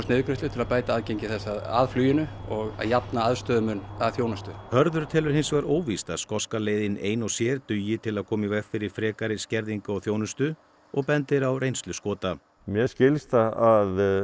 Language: Icelandic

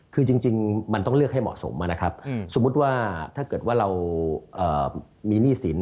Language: Thai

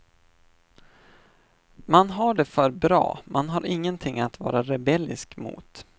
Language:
Swedish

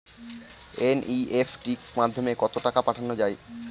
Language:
Bangla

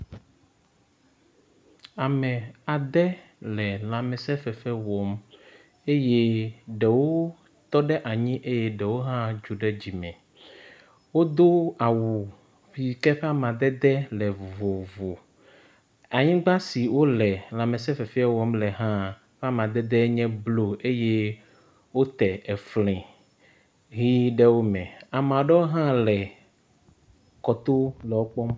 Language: Ewe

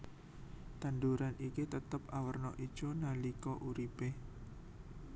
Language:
Javanese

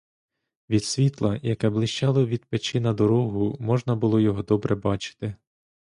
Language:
Ukrainian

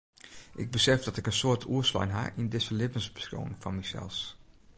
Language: Western Frisian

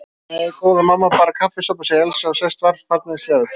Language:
Icelandic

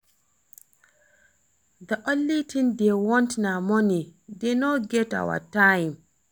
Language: Nigerian Pidgin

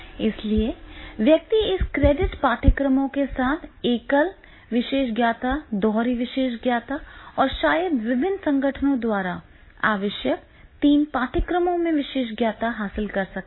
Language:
Hindi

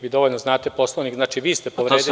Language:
Serbian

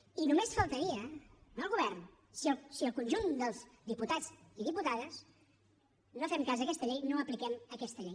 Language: Catalan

